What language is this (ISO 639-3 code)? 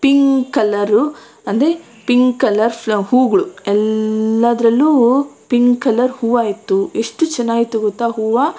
kan